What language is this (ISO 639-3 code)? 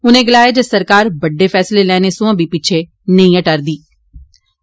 doi